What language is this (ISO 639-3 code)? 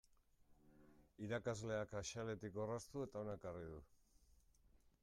eus